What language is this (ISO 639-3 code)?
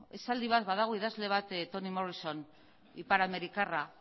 eus